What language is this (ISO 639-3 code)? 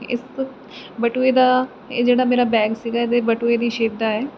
pan